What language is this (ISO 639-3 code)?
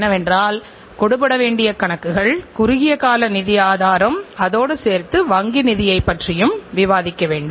tam